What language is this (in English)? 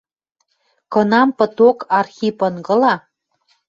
Western Mari